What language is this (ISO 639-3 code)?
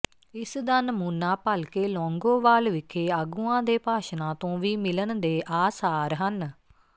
pan